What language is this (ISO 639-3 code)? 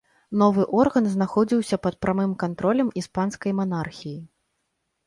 bel